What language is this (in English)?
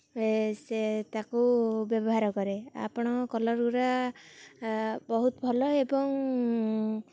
Odia